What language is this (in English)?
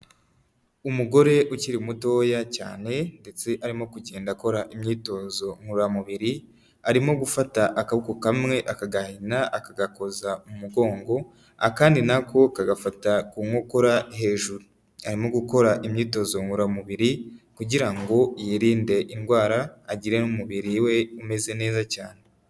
Kinyarwanda